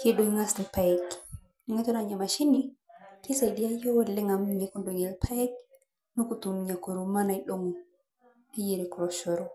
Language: Masai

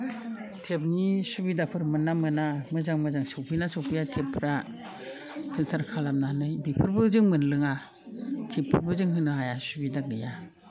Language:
Bodo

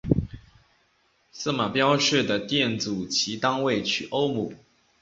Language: Chinese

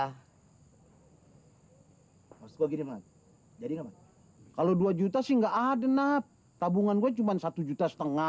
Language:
Indonesian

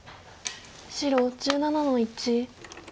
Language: Japanese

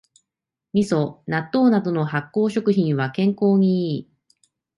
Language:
Japanese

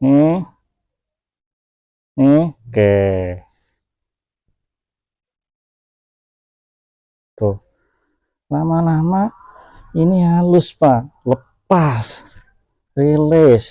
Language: Indonesian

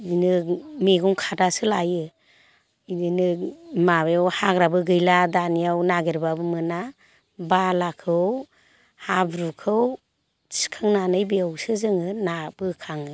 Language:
Bodo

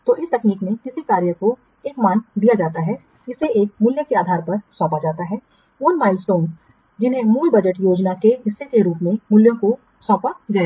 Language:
Hindi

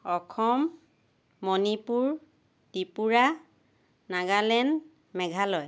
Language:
Assamese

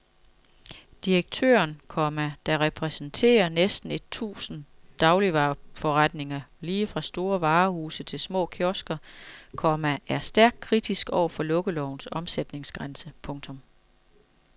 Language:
Danish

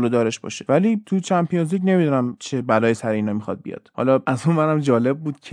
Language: Persian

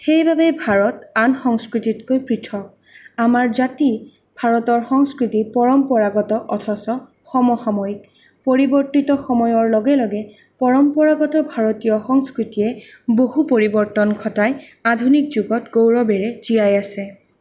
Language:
Assamese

